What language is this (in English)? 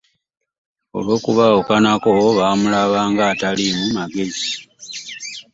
Ganda